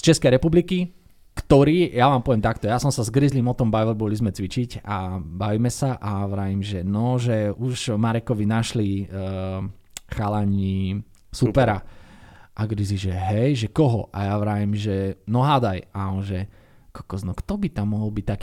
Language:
Slovak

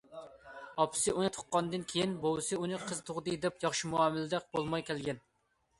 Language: Uyghur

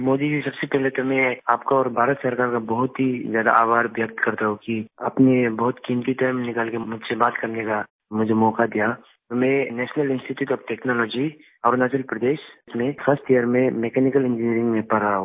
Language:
Hindi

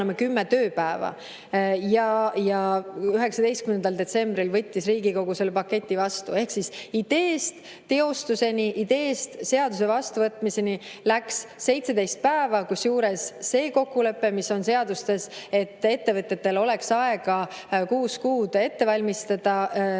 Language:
Estonian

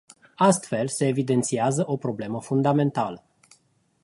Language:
Romanian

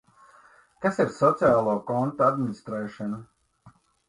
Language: Latvian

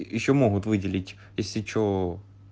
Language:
Russian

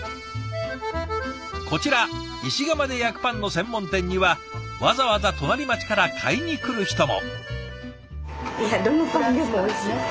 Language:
Japanese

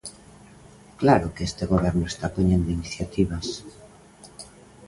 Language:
Galician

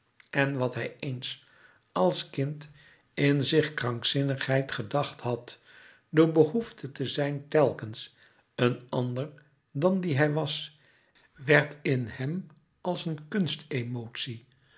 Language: Dutch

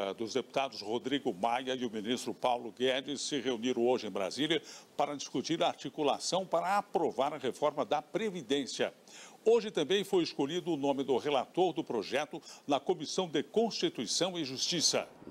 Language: Portuguese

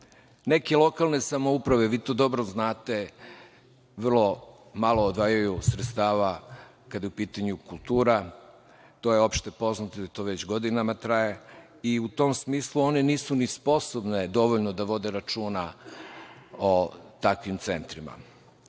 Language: Serbian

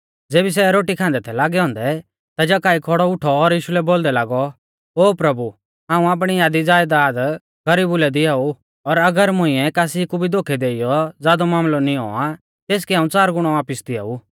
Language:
Mahasu Pahari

